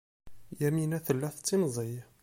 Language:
Kabyle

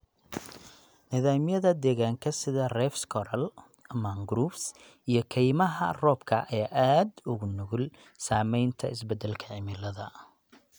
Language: Somali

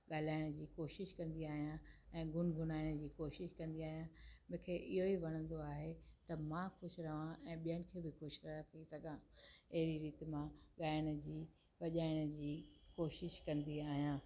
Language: Sindhi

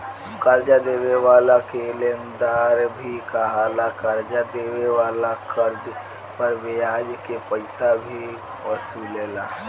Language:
Bhojpuri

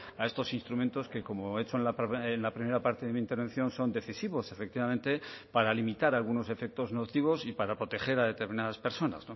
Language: Spanish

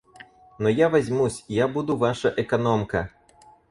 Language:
Russian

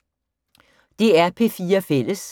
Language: Danish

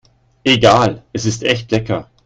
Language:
German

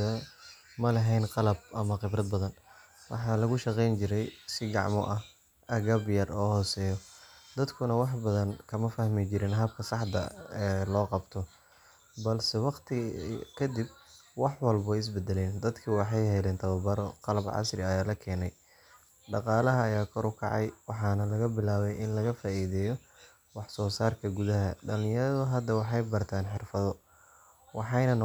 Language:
Somali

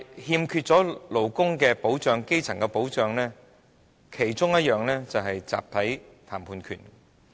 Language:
Cantonese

